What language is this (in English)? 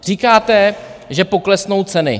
Czech